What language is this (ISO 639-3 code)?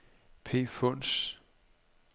dan